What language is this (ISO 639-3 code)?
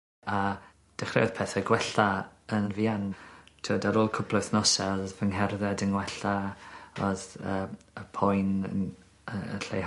cym